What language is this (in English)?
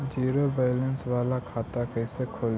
Magahi